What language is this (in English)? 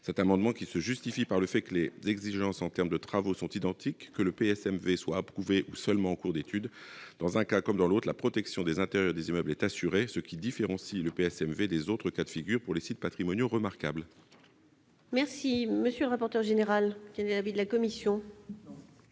French